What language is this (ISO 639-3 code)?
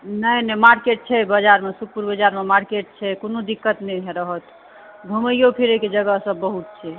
mai